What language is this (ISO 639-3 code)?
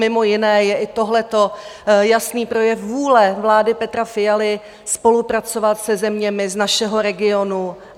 ces